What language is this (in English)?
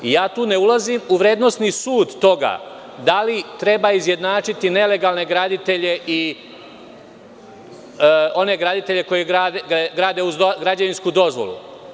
Serbian